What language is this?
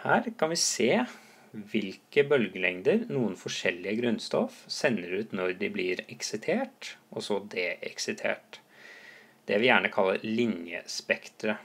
Norwegian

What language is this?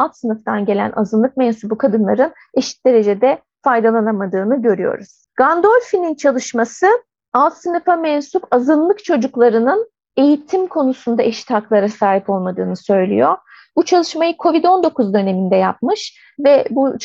Turkish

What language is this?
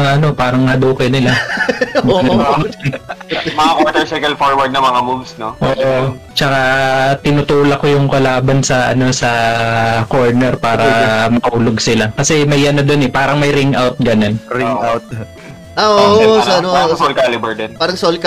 Filipino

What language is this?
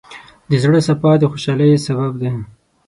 Pashto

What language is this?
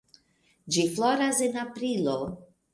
Esperanto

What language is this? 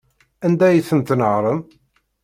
Kabyle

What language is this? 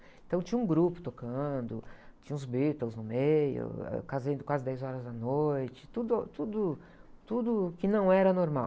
Portuguese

